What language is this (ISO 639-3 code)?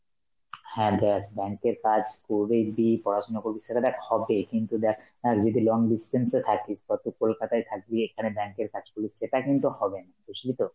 ben